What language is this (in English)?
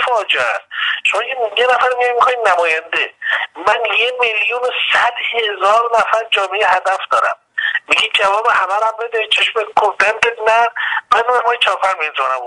Persian